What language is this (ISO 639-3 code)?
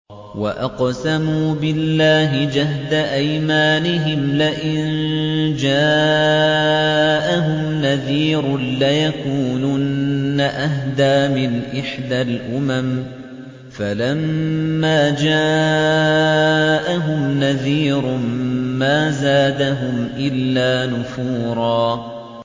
ara